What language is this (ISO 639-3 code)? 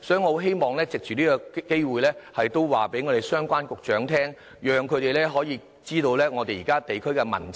yue